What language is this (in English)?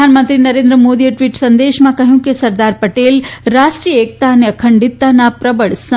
Gujarati